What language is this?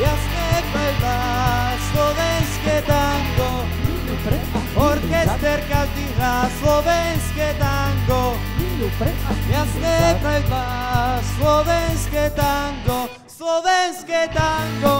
Polish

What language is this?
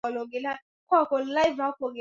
Swahili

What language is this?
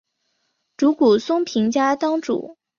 Chinese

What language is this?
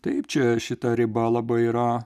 Lithuanian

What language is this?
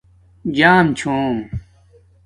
Domaaki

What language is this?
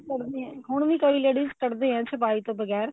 Punjabi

